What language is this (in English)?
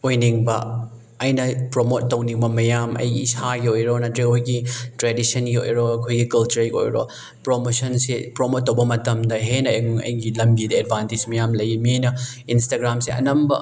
Manipuri